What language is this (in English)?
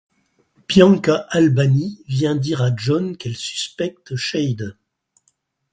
French